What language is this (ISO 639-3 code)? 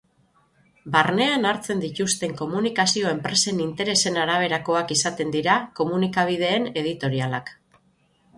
eus